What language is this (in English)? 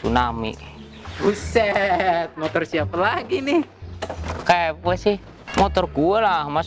Indonesian